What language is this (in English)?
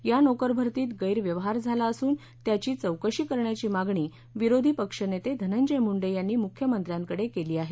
Marathi